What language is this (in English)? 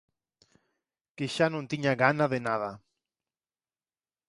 Galician